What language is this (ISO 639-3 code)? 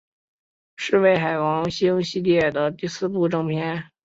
zho